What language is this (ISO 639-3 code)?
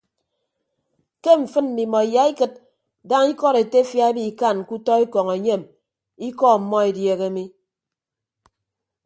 ibb